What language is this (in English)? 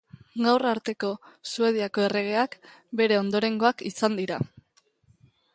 Basque